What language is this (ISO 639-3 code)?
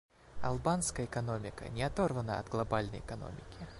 rus